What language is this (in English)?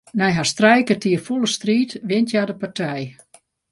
Western Frisian